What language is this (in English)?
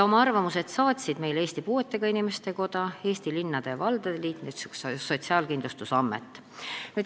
Estonian